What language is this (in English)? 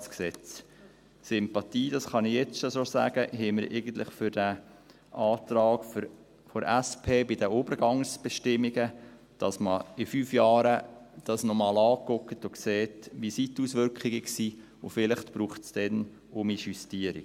Swiss German